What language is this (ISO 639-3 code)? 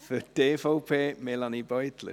gsw